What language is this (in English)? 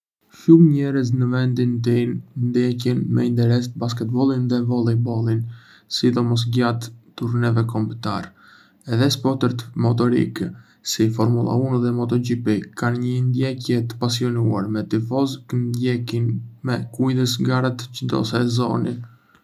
Arbëreshë Albanian